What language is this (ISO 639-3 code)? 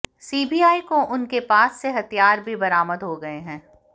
hin